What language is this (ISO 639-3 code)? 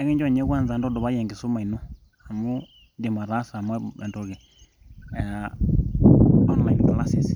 mas